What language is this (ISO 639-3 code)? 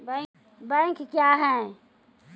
mai